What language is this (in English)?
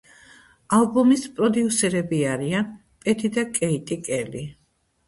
Georgian